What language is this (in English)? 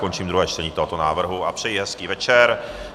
Czech